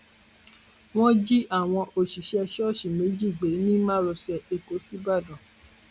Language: Yoruba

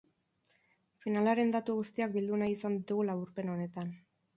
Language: Basque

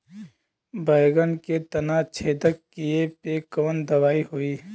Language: Bhojpuri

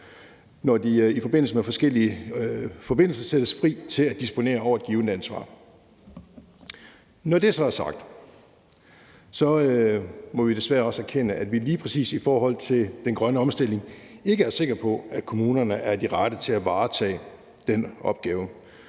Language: Danish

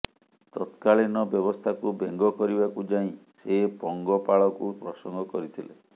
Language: Odia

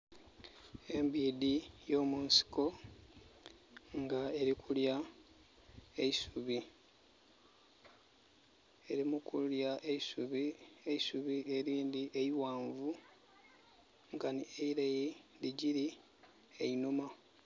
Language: Soga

